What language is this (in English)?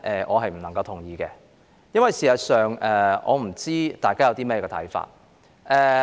Cantonese